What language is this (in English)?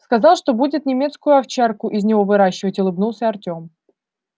Russian